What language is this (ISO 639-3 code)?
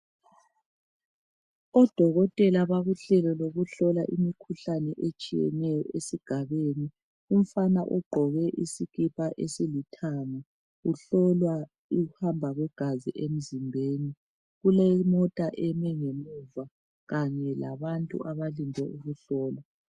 nde